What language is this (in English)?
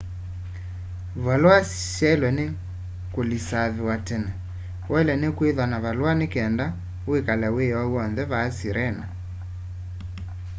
Kamba